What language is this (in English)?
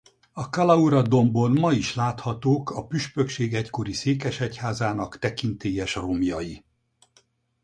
Hungarian